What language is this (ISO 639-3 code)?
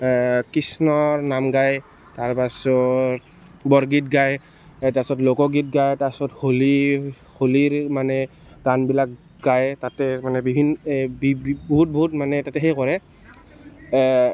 asm